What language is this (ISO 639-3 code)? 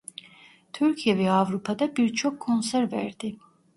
tur